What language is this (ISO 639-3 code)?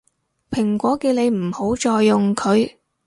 yue